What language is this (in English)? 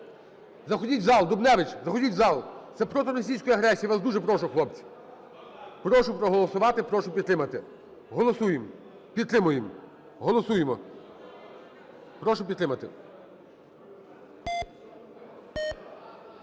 Ukrainian